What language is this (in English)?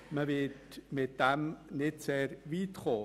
Swiss German